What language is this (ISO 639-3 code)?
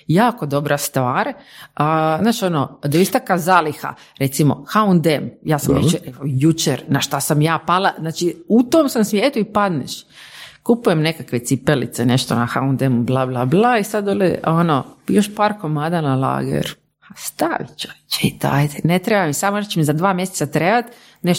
hrv